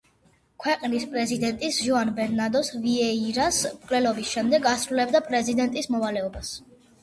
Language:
Georgian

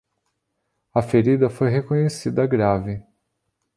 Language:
Portuguese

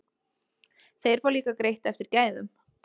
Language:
Icelandic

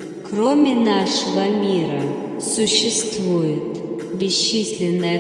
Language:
Russian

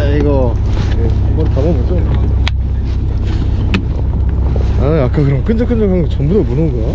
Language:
Korean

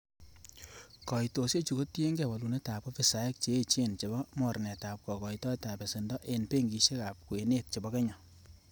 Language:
Kalenjin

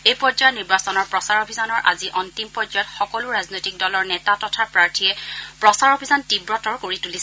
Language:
Assamese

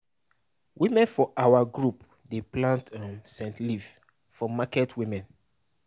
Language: Nigerian Pidgin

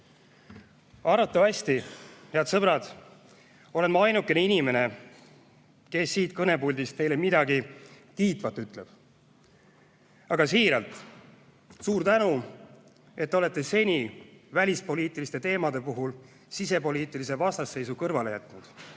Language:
Estonian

